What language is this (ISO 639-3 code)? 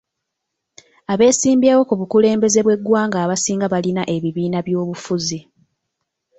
lug